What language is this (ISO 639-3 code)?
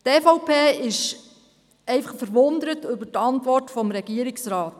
gsw